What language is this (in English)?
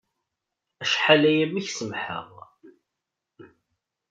Kabyle